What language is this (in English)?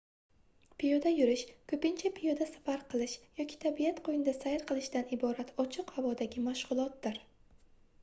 Uzbek